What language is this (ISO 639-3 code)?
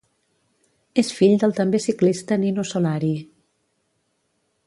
cat